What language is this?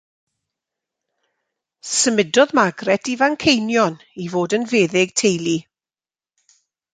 Welsh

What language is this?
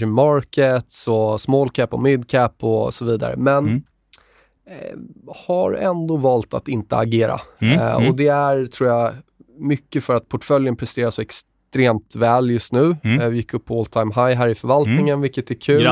Swedish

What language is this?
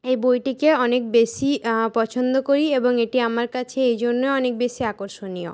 Bangla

